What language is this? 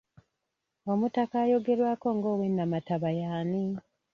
Ganda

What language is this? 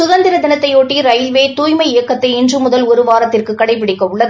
Tamil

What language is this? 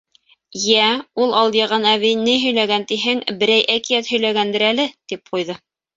Bashkir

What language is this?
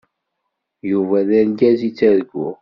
Kabyle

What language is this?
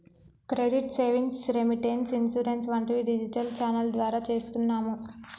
Telugu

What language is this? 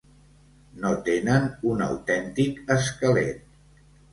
Catalan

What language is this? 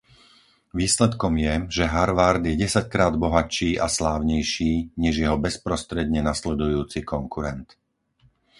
Slovak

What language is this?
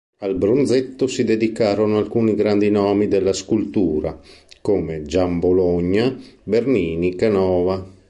Italian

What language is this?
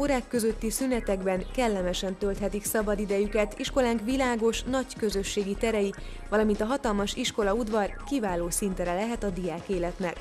Hungarian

